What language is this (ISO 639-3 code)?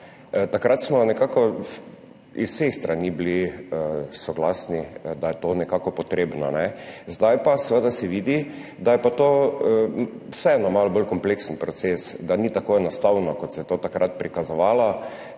slv